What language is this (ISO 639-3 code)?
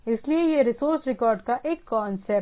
hin